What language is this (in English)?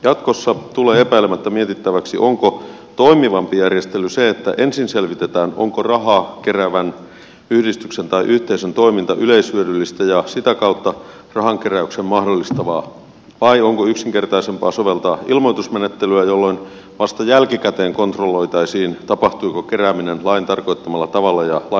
Finnish